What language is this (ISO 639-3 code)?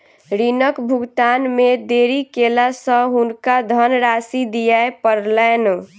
mai